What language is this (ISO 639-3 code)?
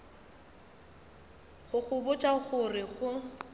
nso